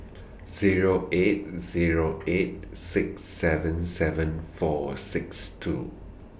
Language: English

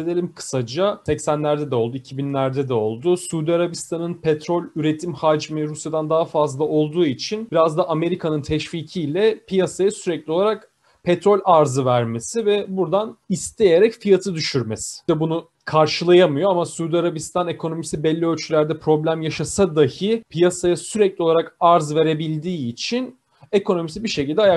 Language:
Turkish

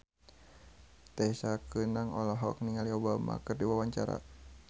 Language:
Sundanese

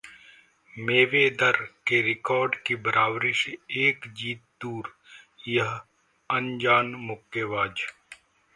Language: Hindi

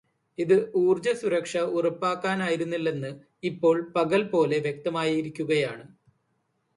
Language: Malayalam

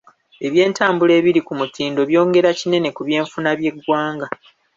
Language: Ganda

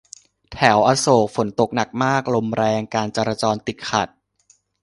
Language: Thai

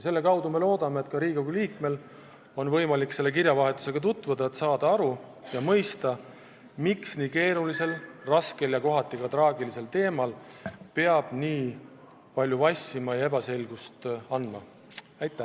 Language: Estonian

